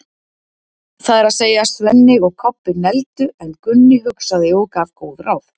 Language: Icelandic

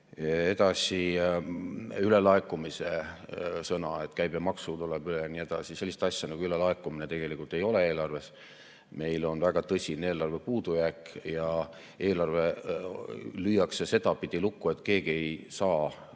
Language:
Estonian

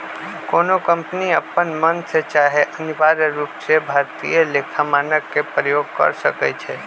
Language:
Magahi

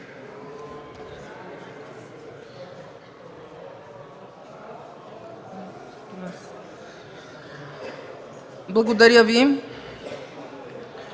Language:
Bulgarian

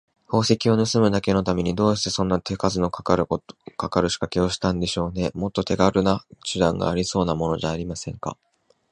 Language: Japanese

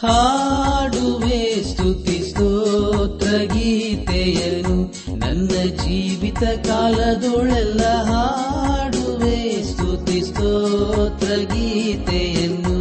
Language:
Kannada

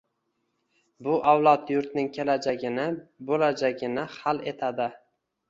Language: Uzbek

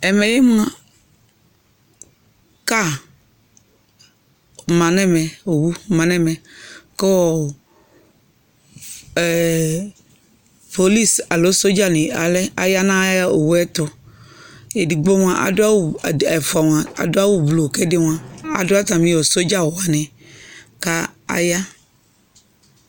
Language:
Ikposo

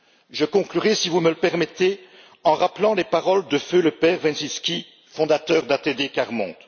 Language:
French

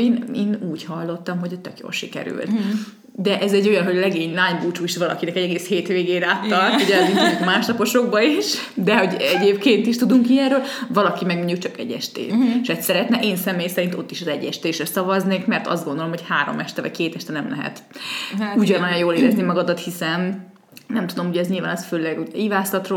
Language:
Hungarian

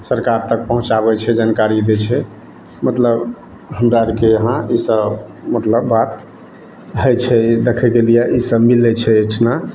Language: Maithili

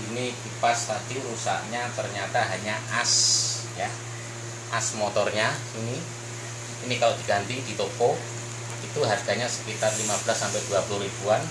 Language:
Indonesian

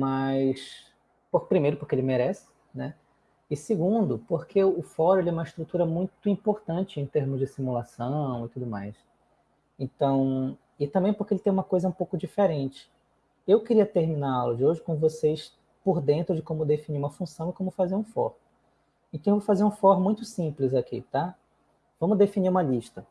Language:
Portuguese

